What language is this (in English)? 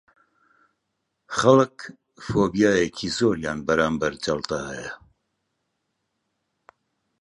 Central Kurdish